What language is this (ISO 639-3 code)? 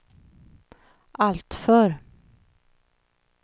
swe